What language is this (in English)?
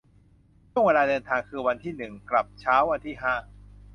Thai